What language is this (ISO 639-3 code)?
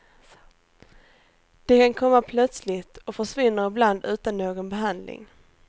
swe